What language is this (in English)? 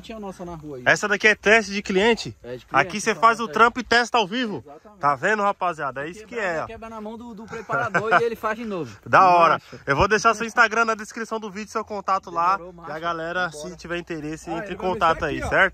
Portuguese